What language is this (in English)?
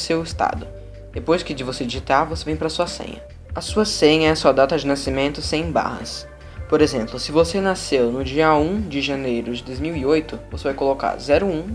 Portuguese